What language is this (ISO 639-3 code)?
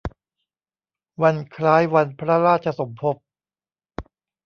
tha